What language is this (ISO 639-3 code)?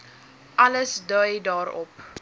afr